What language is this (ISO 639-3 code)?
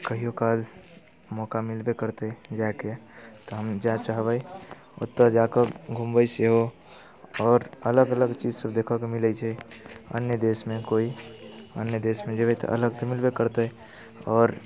mai